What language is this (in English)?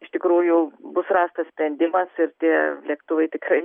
Lithuanian